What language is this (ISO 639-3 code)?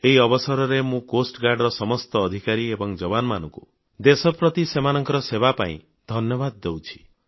ori